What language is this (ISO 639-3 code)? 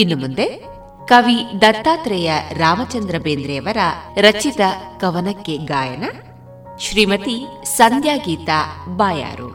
kan